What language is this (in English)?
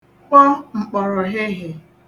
Igbo